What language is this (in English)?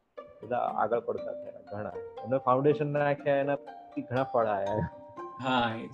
Gujarati